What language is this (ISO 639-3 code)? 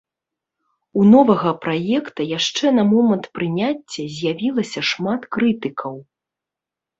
bel